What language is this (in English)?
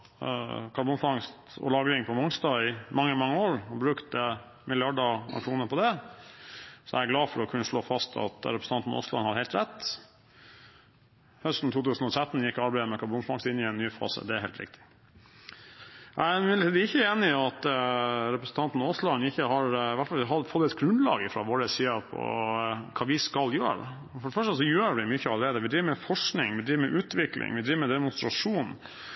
Norwegian Bokmål